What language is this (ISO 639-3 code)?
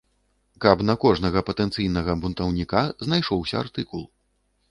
bel